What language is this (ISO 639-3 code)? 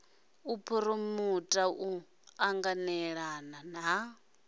ven